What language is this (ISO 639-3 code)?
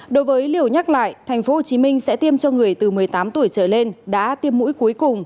vie